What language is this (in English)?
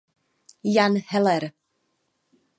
Czech